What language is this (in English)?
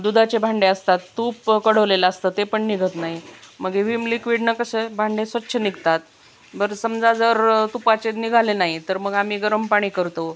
Marathi